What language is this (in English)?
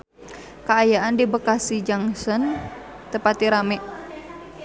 Sundanese